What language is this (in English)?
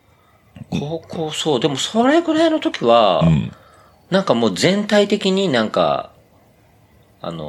Japanese